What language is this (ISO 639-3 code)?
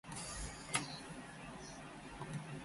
jpn